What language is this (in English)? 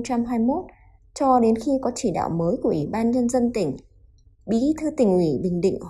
Vietnamese